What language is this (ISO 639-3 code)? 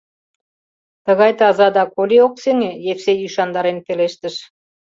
chm